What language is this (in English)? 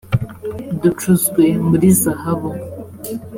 Kinyarwanda